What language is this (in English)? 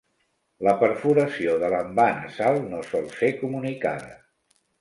Catalan